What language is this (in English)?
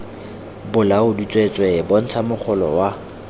Tswana